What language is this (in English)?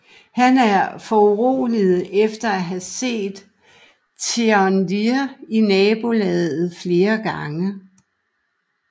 Danish